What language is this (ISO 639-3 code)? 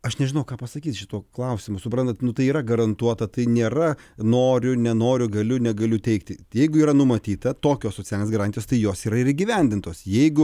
lit